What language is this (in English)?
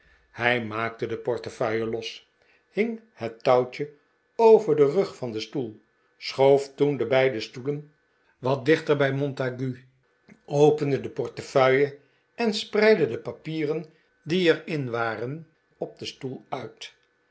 Dutch